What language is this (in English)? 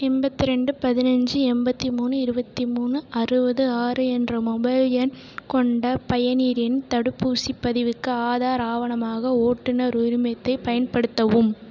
Tamil